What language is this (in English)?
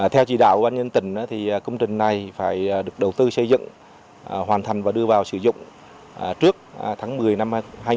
Vietnamese